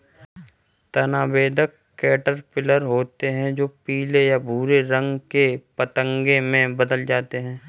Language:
Hindi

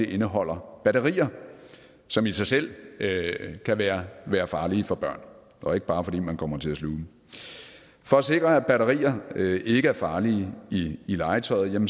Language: Danish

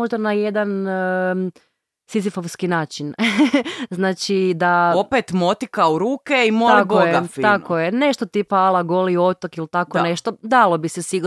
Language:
Croatian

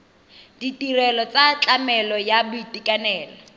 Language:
Tswana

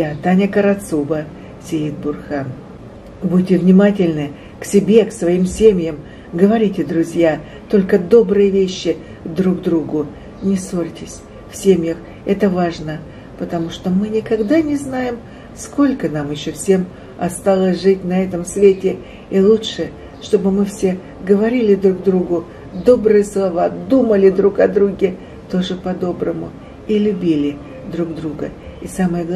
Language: Russian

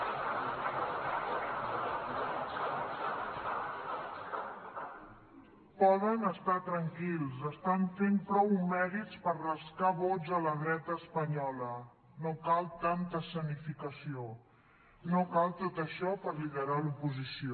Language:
Catalan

